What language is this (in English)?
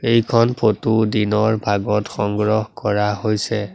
Assamese